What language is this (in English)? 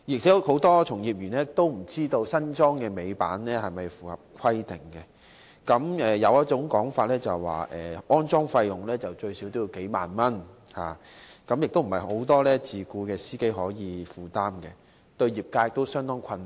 Cantonese